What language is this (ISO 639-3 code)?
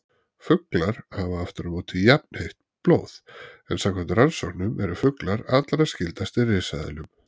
isl